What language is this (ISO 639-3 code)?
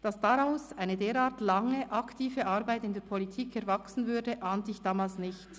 gsw